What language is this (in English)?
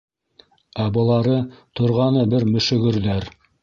Bashkir